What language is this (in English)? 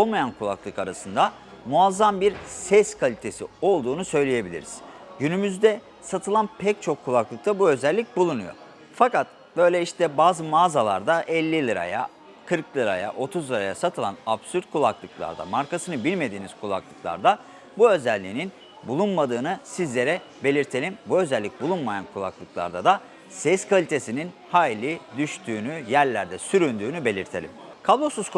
Turkish